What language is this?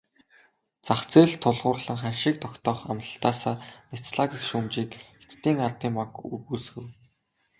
Mongolian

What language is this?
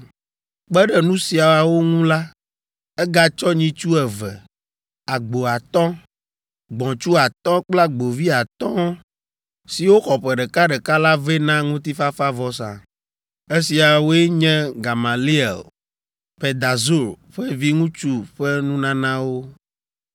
Ewe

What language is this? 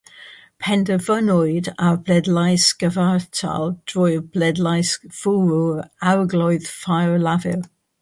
Welsh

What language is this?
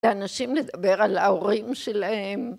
Hebrew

